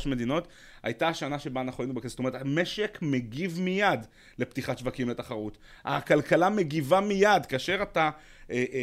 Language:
Hebrew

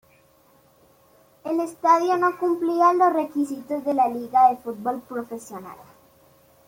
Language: Spanish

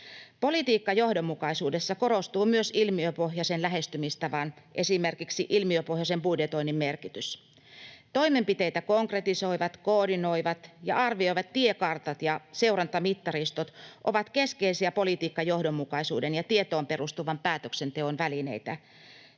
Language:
Finnish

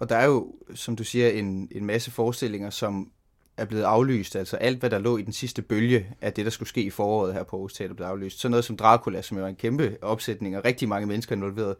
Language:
Danish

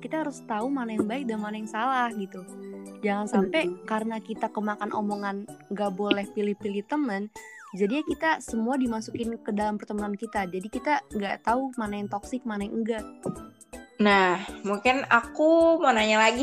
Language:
Indonesian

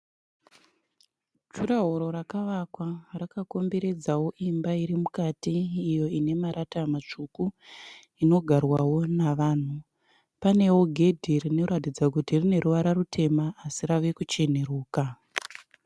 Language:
Shona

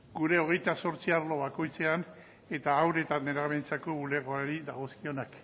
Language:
Basque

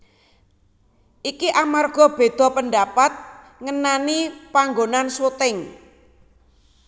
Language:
Javanese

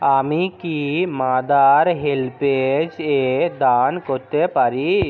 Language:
Bangla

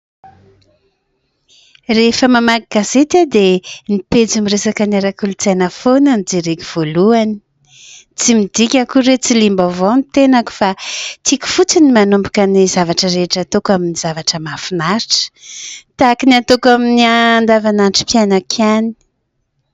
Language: Malagasy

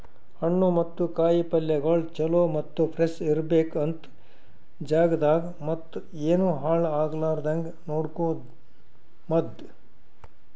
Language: Kannada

